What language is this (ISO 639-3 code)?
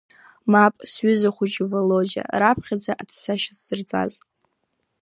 abk